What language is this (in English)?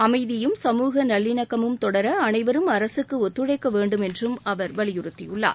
Tamil